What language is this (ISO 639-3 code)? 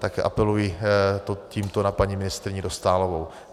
ces